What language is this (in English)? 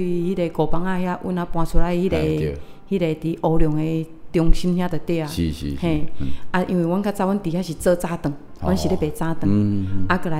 Chinese